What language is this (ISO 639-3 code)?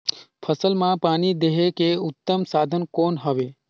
hne